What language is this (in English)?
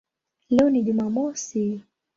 Swahili